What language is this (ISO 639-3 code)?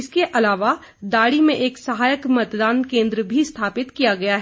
hin